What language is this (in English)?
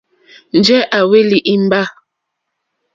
Mokpwe